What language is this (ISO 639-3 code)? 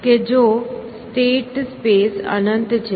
guj